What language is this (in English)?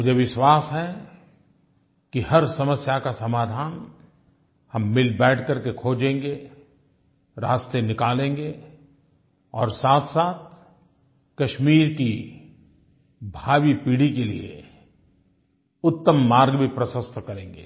Hindi